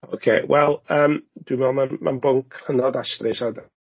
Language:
Welsh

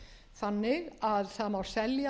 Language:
Icelandic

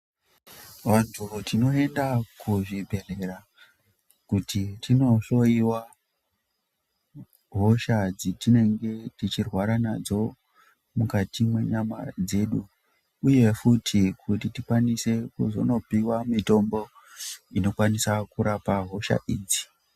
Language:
Ndau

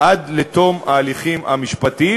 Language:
Hebrew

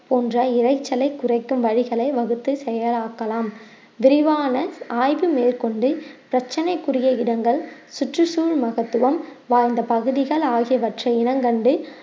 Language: Tamil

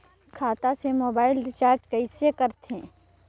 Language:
Chhattisgarhi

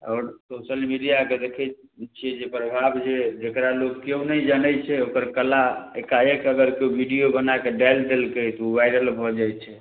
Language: Maithili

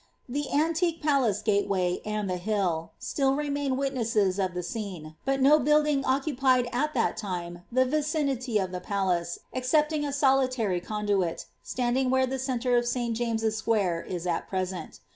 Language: English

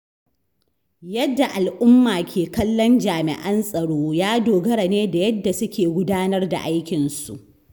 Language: Hausa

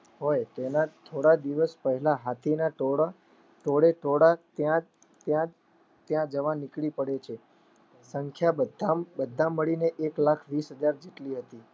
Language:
Gujarati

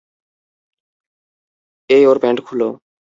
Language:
Bangla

